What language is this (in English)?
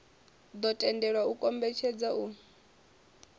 Venda